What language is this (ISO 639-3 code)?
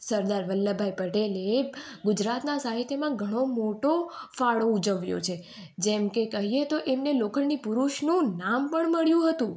guj